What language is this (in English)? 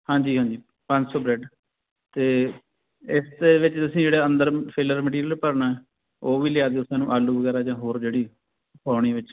Punjabi